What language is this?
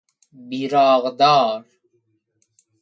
Persian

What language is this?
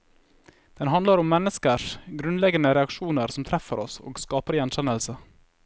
Norwegian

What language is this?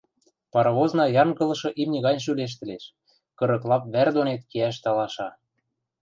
Western Mari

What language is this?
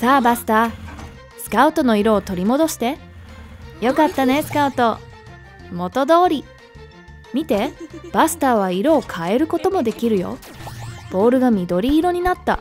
Japanese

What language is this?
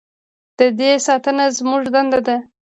Pashto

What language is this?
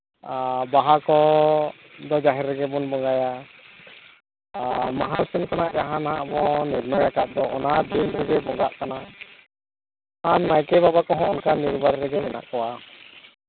Santali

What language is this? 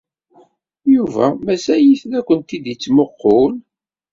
Kabyle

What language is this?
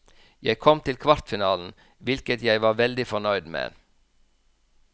Norwegian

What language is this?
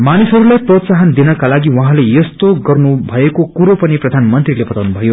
Nepali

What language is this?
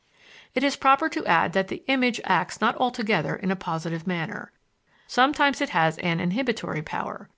English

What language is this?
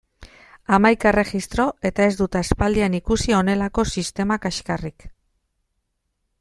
Basque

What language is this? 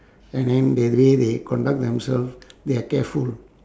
English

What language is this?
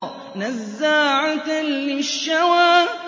Arabic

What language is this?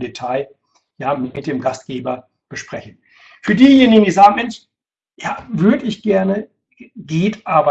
German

